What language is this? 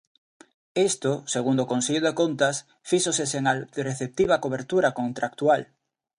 Galician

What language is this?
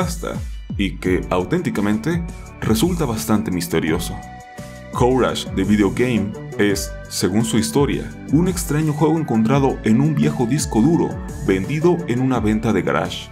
Spanish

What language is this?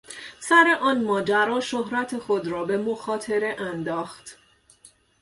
Persian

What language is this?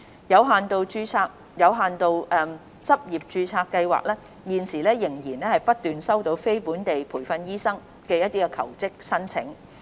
Cantonese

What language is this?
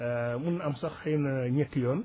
Wolof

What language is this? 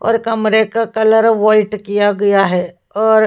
Hindi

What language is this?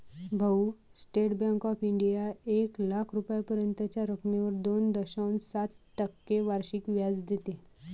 Marathi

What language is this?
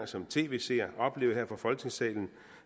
Danish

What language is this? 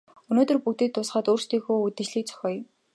Mongolian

